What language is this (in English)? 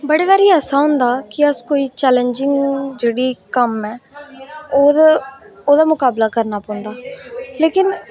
Dogri